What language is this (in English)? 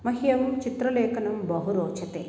Sanskrit